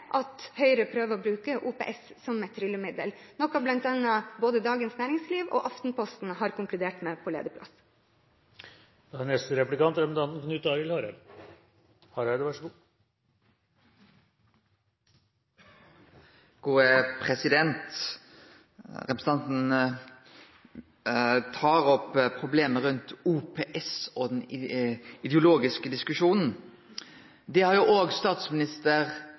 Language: Norwegian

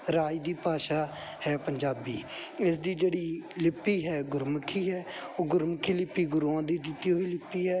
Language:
Punjabi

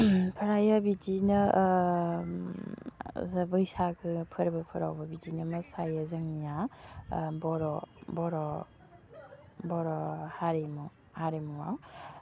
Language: Bodo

